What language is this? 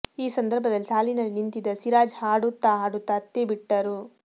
Kannada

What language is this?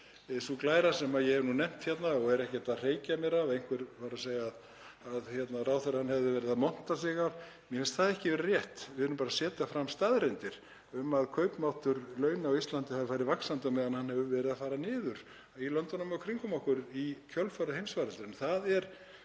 Icelandic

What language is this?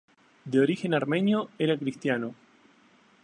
Spanish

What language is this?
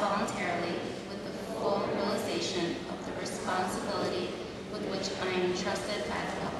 English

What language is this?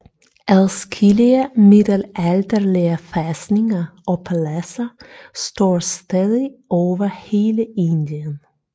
Danish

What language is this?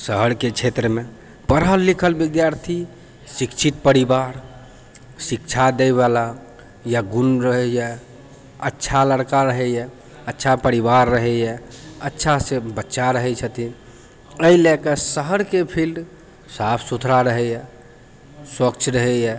Maithili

